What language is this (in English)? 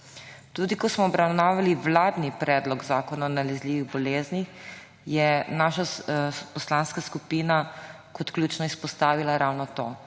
Slovenian